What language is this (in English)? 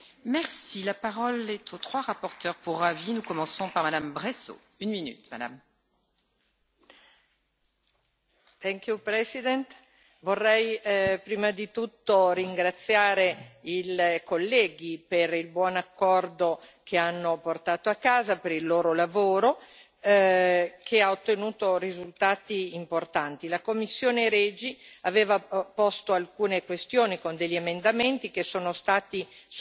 Italian